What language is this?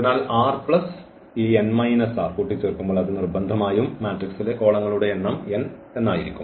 Malayalam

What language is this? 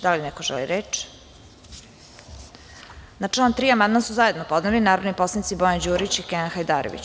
Serbian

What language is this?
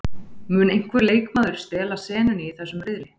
Icelandic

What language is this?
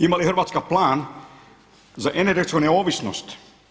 Croatian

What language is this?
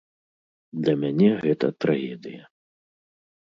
Belarusian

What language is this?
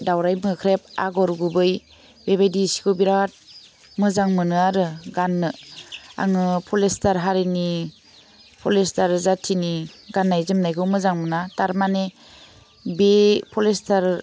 Bodo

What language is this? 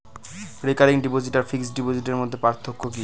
Bangla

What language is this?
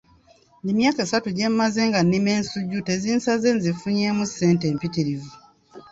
Ganda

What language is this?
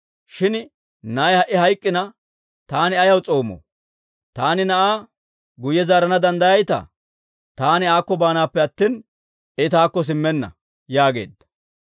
Dawro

